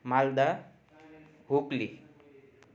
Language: Nepali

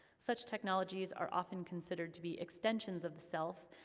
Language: English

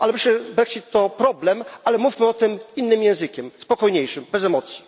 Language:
Polish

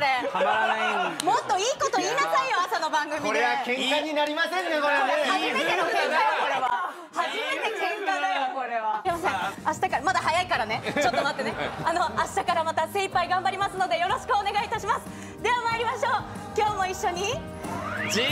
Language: Japanese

